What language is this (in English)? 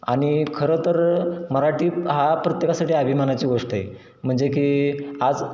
Marathi